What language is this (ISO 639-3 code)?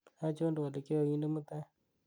kln